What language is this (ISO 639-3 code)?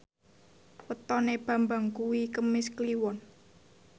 jav